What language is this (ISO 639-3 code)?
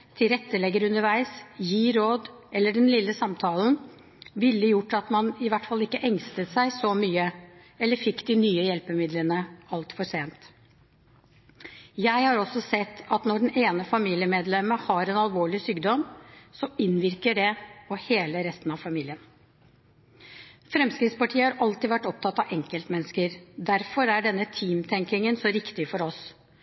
nob